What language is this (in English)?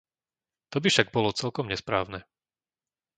Slovak